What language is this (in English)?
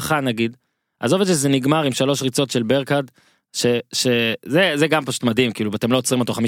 Hebrew